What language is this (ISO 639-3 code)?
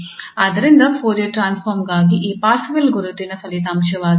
kan